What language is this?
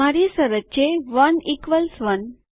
Gujarati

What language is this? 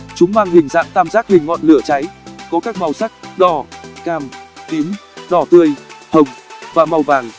Vietnamese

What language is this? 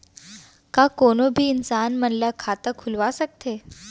Chhattisgarhi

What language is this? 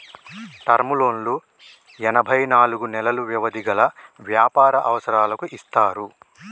Telugu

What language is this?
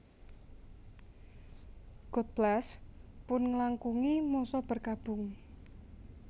Javanese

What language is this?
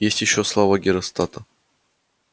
Russian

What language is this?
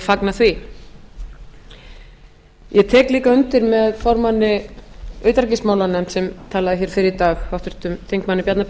Icelandic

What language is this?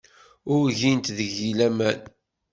Kabyle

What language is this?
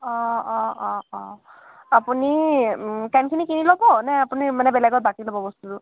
Assamese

